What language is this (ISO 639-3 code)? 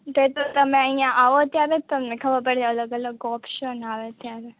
guj